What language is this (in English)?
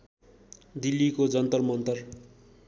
Nepali